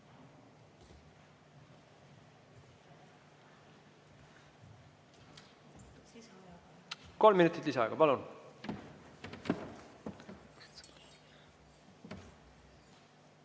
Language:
Estonian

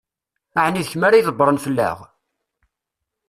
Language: Kabyle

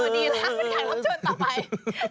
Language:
Thai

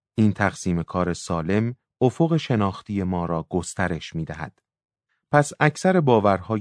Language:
Persian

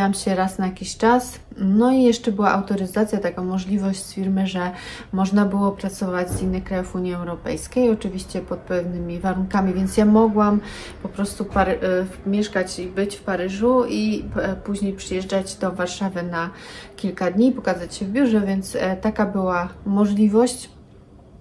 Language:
Polish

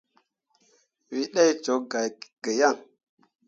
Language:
Mundang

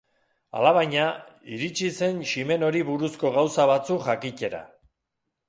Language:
Basque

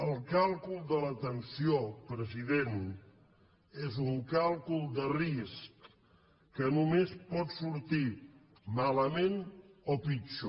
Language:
Catalan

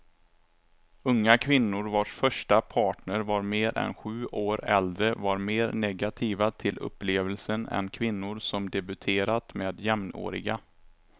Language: Swedish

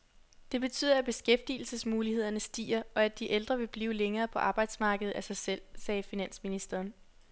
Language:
Danish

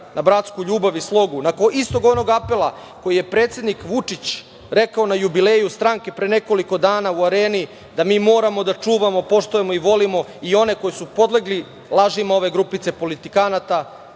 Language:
Serbian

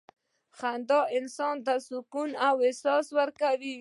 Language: Pashto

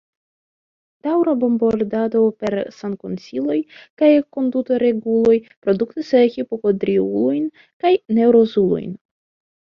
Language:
Esperanto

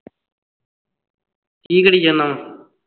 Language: Punjabi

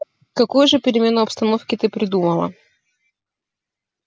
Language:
Russian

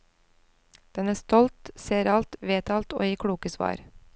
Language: Norwegian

